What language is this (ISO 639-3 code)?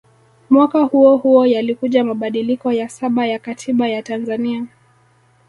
swa